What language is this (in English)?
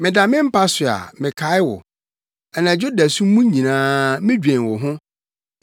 Akan